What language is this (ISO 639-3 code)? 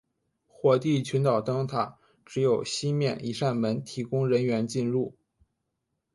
zho